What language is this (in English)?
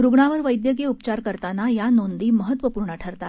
Marathi